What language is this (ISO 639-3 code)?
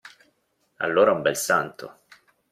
ita